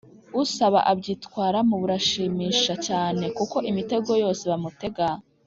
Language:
Kinyarwanda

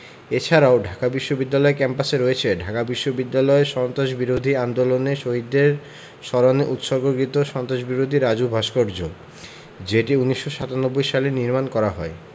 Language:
Bangla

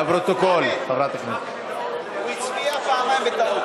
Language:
Hebrew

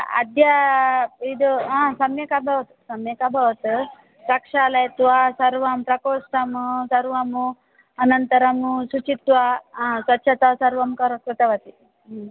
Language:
Sanskrit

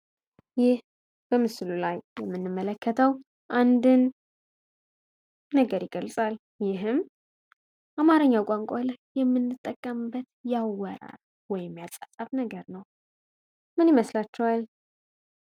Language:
Amharic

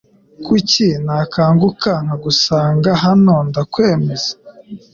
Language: Kinyarwanda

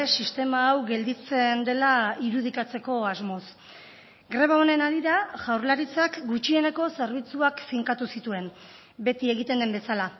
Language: Basque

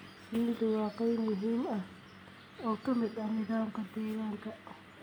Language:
Somali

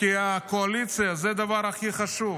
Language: Hebrew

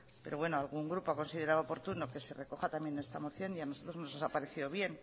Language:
Spanish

